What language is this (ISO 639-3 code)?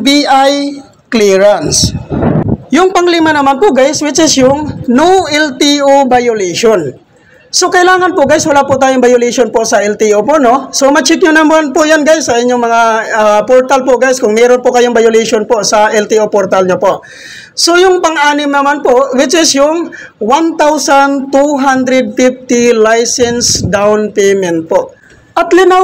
fil